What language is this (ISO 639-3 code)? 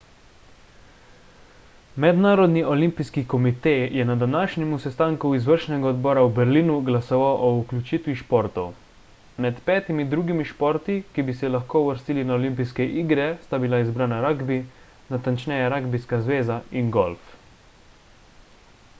slv